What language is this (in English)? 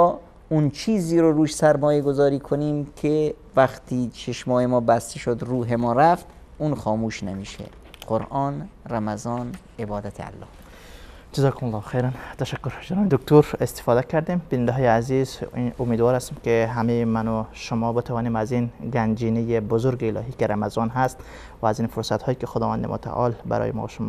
Persian